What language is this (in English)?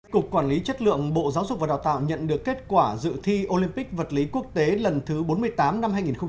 Vietnamese